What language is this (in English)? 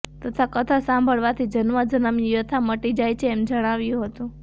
Gujarati